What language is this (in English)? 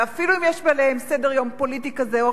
Hebrew